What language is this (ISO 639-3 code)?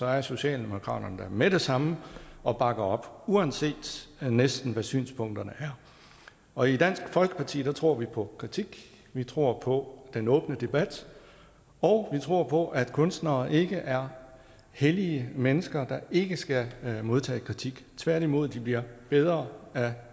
dan